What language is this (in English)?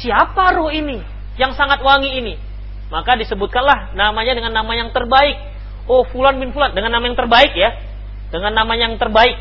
Indonesian